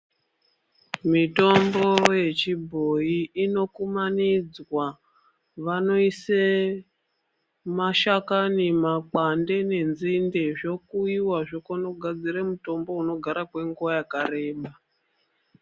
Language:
Ndau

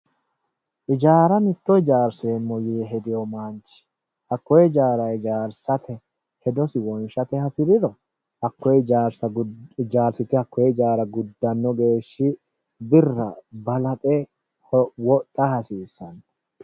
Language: Sidamo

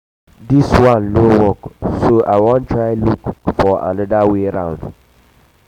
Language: Nigerian Pidgin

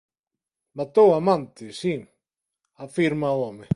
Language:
Galician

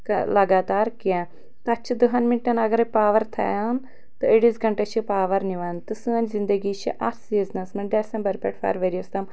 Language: Kashmiri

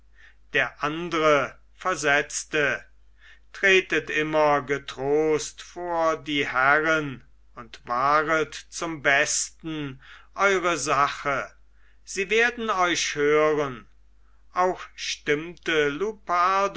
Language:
German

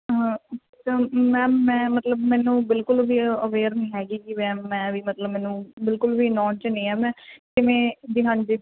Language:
Punjabi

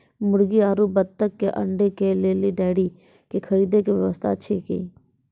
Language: Maithili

